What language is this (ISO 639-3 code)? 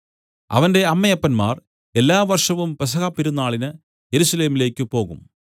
mal